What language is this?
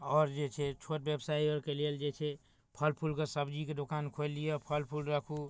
Maithili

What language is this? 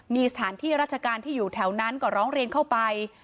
Thai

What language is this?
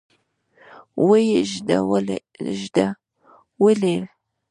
Pashto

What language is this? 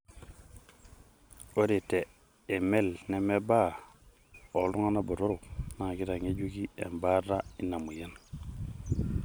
Masai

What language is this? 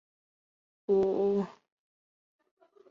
Chinese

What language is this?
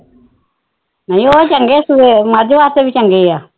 Punjabi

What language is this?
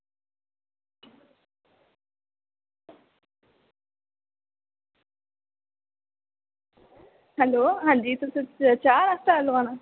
Dogri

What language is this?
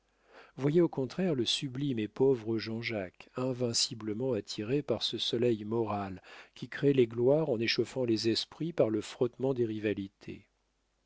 French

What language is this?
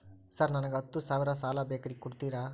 Kannada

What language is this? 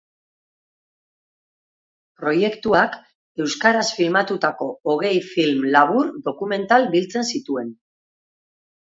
Basque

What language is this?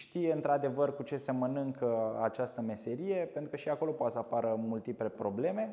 Romanian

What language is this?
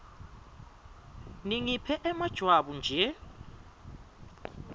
Swati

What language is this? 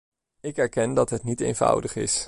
Dutch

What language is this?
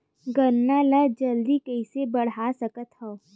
Chhattisgarhi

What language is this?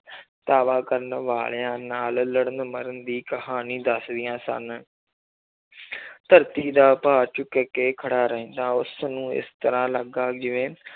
Punjabi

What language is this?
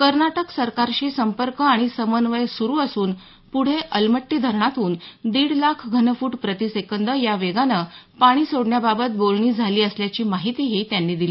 Marathi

